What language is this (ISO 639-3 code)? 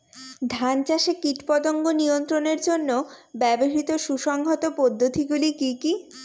ben